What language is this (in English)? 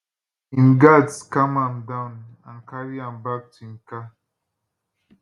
Nigerian Pidgin